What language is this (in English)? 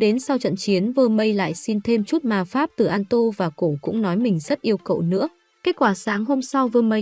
Vietnamese